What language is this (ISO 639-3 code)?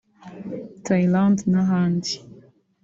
kin